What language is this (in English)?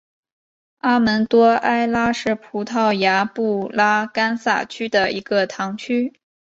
Chinese